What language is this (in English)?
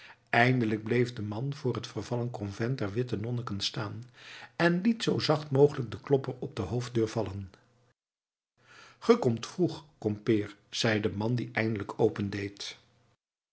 Dutch